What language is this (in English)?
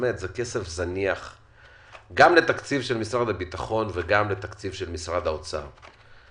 Hebrew